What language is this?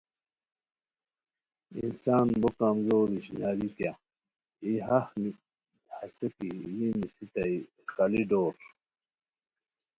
Khowar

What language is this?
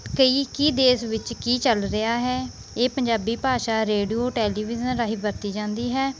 Punjabi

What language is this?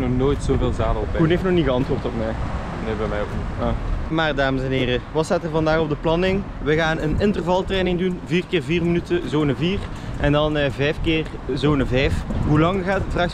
Dutch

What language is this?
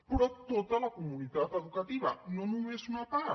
Catalan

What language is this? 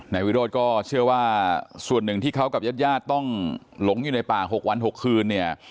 Thai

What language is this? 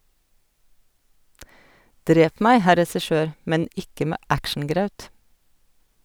Norwegian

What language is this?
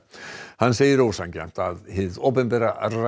Icelandic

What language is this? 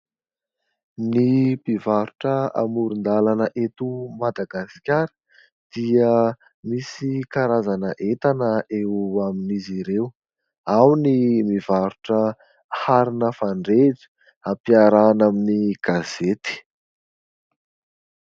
Malagasy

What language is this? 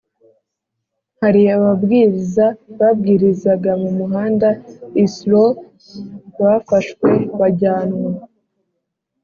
Kinyarwanda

